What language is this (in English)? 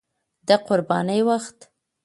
Pashto